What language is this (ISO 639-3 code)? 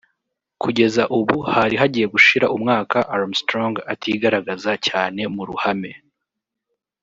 kin